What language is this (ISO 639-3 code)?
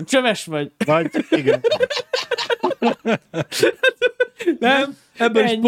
hun